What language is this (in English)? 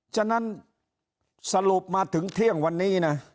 Thai